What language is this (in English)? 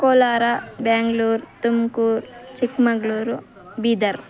Kannada